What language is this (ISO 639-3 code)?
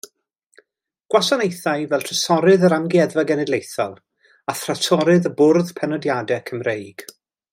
cym